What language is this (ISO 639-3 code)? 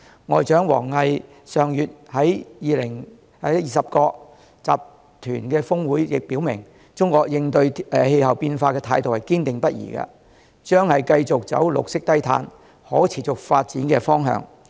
yue